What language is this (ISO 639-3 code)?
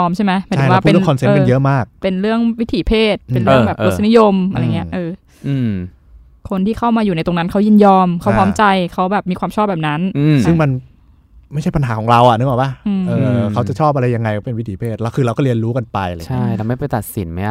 tha